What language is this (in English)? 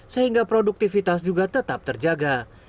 Indonesian